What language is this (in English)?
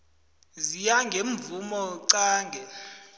South Ndebele